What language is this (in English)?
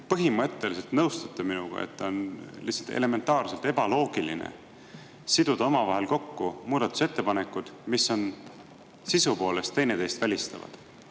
Estonian